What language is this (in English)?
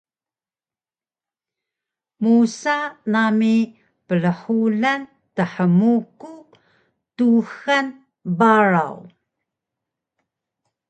Taroko